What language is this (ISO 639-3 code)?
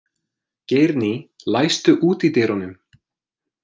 isl